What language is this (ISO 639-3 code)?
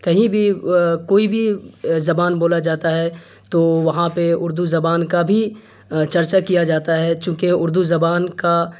urd